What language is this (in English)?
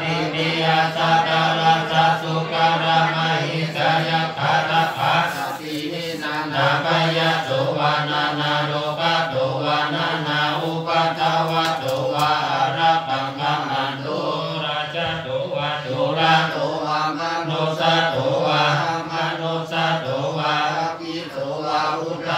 Thai